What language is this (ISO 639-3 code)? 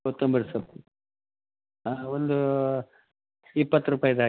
kan